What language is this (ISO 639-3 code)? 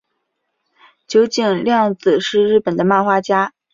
zho